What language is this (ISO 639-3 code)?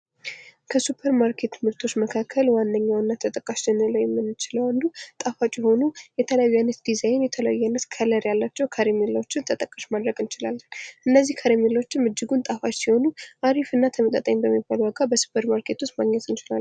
amh